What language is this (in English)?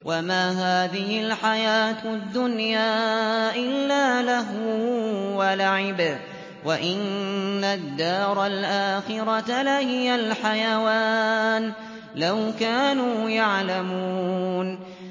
Arabic